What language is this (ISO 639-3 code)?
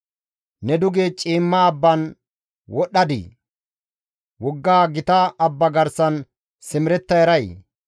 gmv